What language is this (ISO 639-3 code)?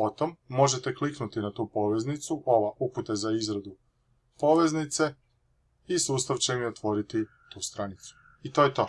hrv